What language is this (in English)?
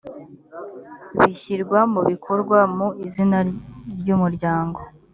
Kinyarwanda